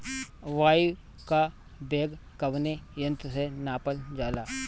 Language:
Bhojpuri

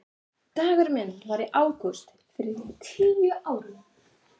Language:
Icelandic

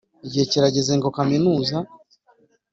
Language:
Kinyarwanda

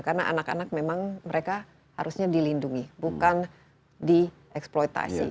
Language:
Indonesian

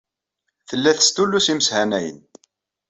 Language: Kabyle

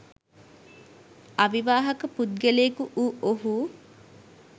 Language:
Sinhala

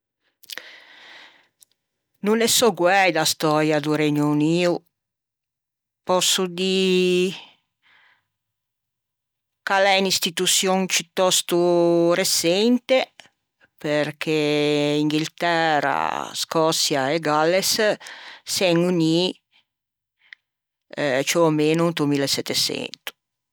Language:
Ligurian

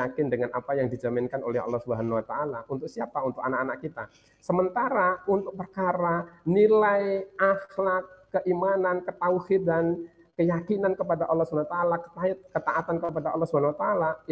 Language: Indonesian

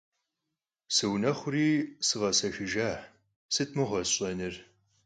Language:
Kabardian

